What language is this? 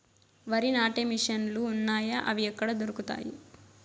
Telugu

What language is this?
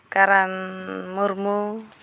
Santali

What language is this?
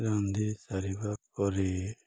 Odia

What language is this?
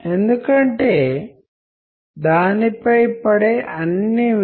Telugu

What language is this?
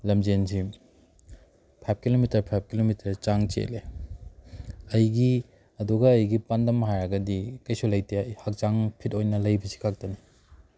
Manipuri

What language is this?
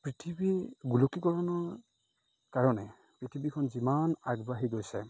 Assamese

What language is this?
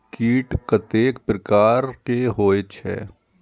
Maithili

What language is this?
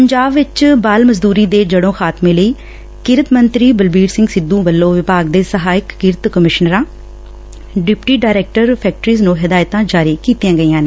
Punjabi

